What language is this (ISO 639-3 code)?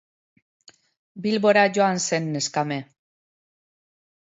eus